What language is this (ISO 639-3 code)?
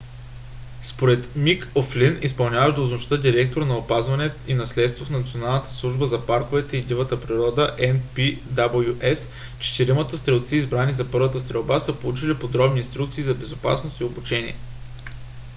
bul